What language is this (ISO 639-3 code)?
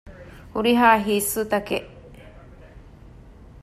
div